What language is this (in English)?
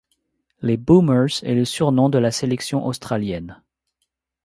French